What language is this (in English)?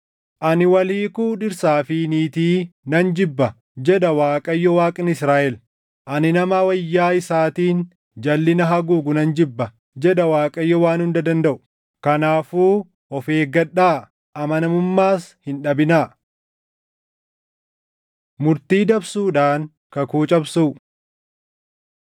Oromo